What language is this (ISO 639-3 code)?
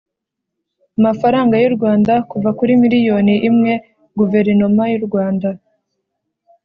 kin